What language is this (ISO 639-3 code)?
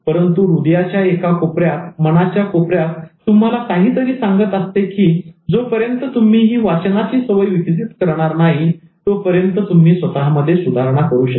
mar